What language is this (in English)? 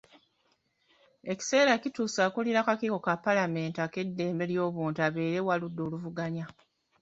Ganda